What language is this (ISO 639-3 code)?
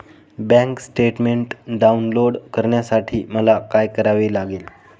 mar